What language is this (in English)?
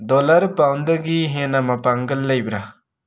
Manipuri